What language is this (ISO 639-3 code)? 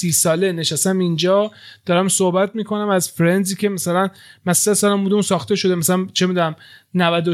fas